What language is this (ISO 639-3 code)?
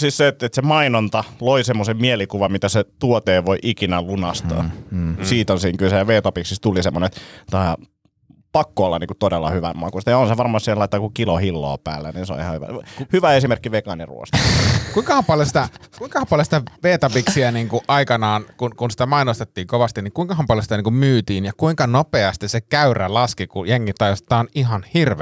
fin